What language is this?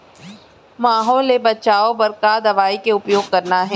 Chhattisgarhi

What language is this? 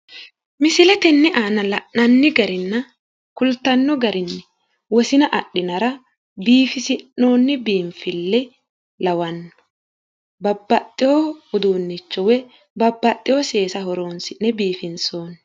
Sidamo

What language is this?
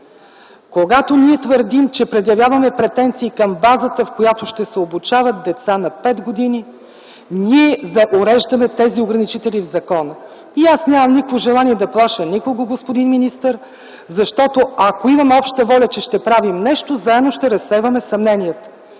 Bulgarian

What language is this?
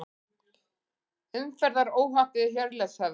Icelandic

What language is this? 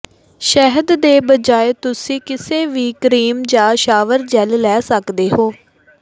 Punjabi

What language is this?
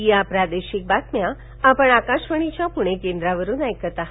Marathi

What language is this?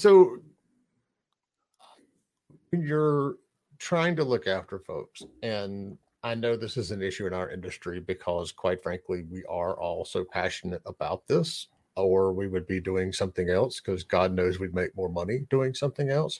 English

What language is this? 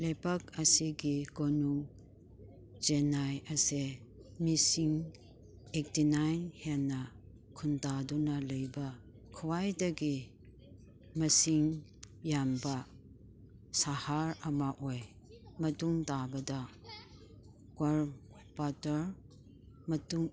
Manipuri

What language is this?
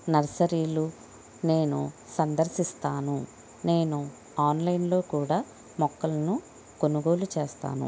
Telugu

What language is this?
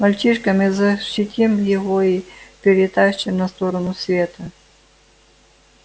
Russian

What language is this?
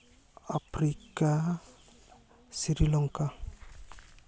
Santali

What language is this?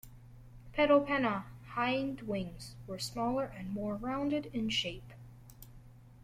English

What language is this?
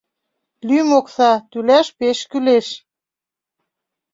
Mari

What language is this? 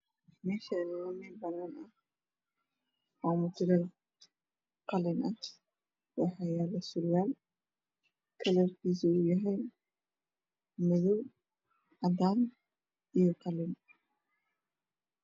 Somali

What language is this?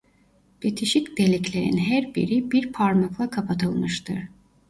Turkish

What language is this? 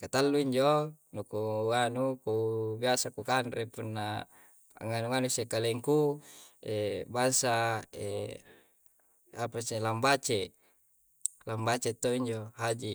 Coastal Konjo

